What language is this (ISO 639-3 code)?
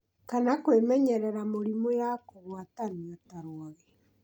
kik